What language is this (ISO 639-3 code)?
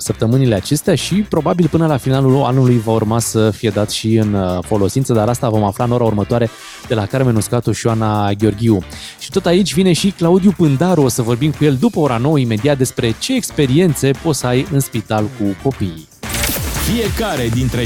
ron